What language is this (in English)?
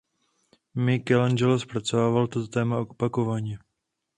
Czech